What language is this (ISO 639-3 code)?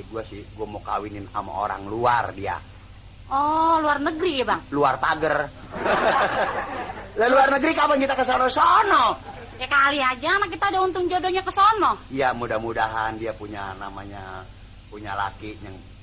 ind